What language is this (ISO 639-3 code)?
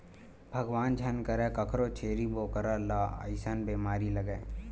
hne